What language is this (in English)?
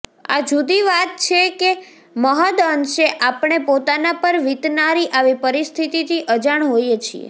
Gujarati